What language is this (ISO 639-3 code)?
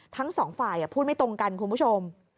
tha